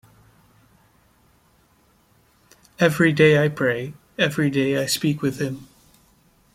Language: English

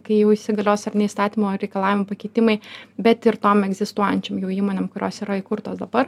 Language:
Lithuanian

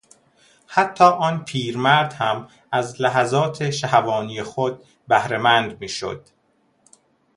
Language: Persian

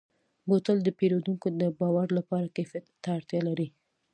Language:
Pashto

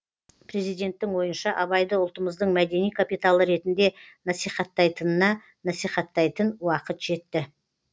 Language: Kazakh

